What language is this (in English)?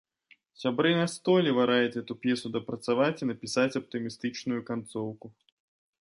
Belarusian